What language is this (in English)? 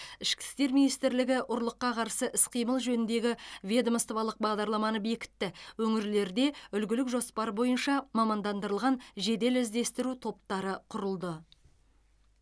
Kazakh